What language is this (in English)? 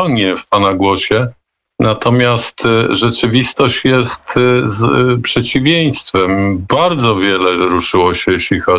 Polish